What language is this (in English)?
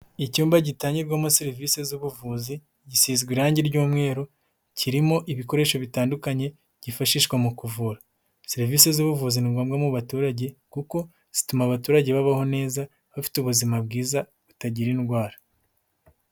Kinyarwanda